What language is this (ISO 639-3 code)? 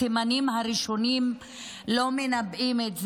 heb